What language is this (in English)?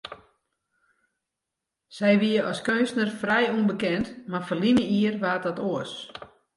Western Frisian